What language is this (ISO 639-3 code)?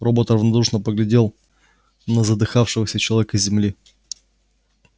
rus